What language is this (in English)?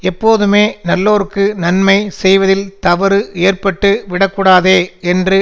Tamil